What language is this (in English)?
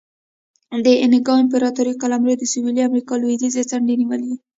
Pashto